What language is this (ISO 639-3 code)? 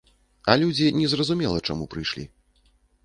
bel